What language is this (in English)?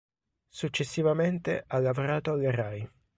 Italian